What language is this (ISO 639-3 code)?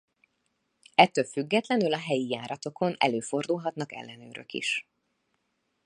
hun